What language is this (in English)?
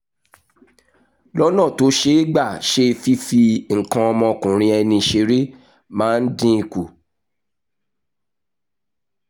Yoruba